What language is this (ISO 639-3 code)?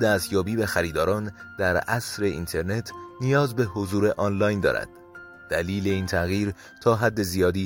fas